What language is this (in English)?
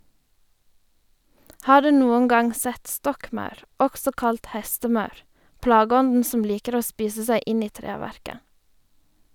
Norwegian